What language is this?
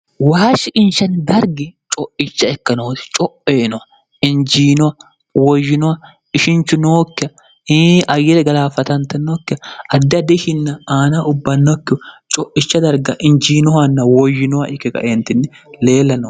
Sidamo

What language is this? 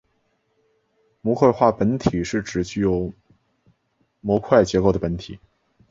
Chinese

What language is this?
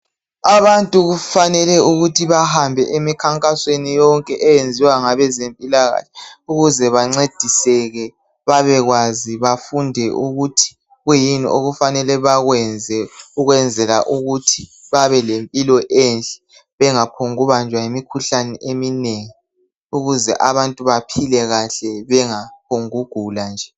North Ndebele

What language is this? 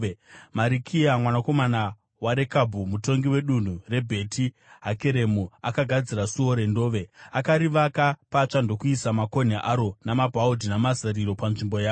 Shona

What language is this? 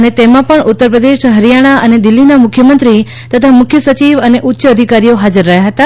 Gujarati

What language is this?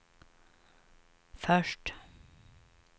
Swedish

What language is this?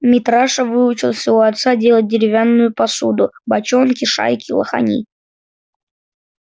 Russian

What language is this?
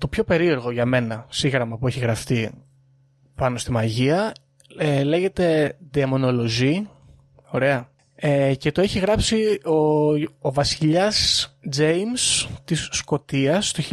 Greek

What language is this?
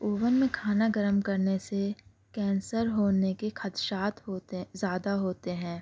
Urdu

